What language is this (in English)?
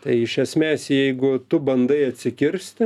Lithuanian